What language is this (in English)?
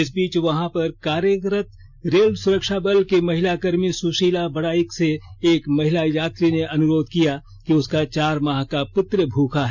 Hindi